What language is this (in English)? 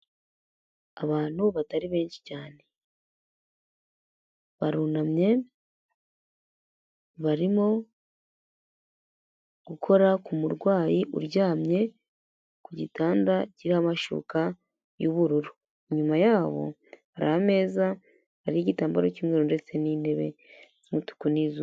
Kinyarwanda